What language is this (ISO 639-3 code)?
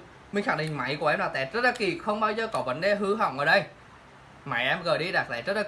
vie